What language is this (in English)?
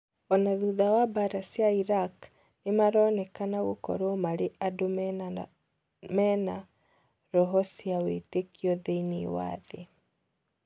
Kikuyu